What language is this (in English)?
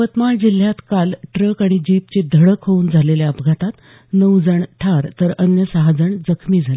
Marathi